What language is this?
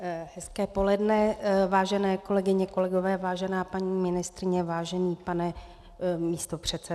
Czech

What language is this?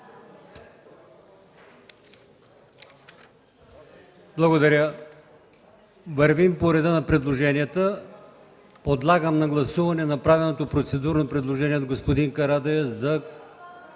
Bulgarian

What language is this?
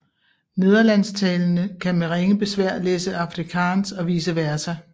Danish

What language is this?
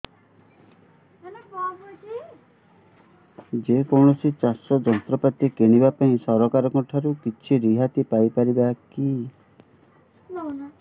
Odia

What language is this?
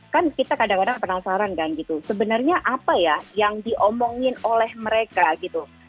Indonesian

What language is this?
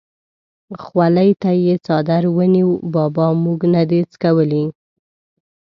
Pashto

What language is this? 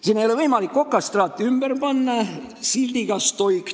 Estonian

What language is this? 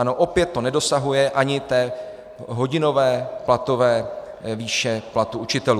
Czech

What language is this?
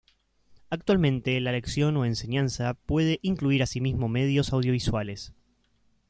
Spanish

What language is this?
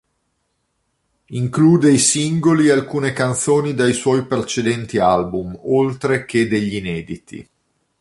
Italian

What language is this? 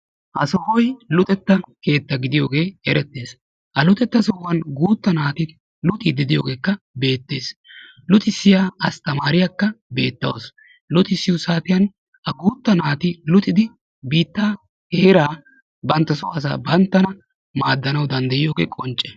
Wolaytta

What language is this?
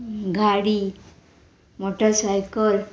Konkani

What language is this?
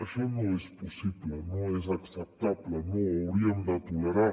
Catalan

